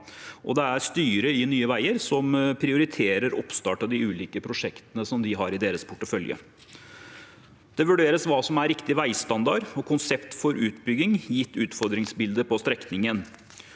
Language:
Norwegian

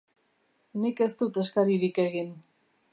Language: Basque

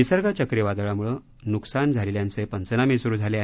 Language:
Marathi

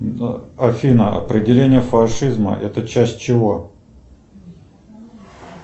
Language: Russian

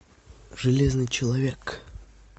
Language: Russian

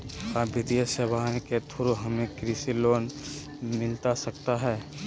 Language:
Magahi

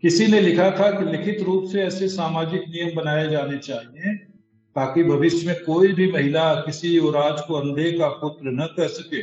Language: Hindi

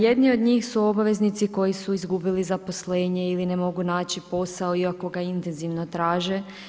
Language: Croatian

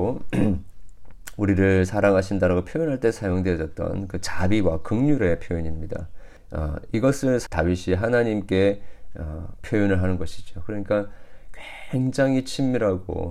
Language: Korean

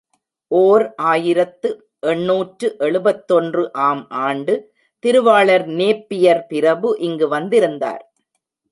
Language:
Tamil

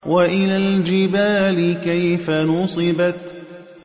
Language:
Arabic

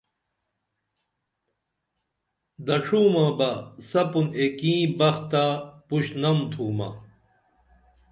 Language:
Dameli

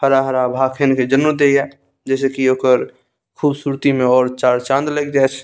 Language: Maithili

